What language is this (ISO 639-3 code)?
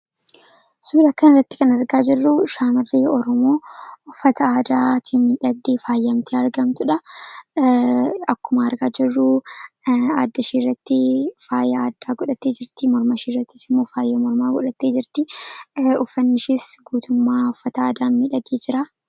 orm